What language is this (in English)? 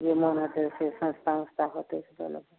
Maithili